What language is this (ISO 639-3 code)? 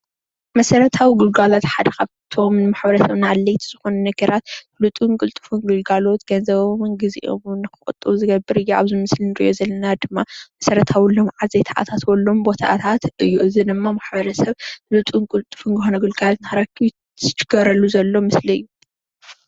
tir